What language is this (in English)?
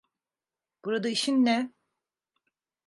Turkish